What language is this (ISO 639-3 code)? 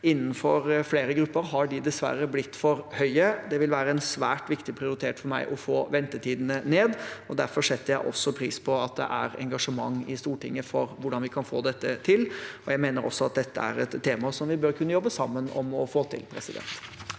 nor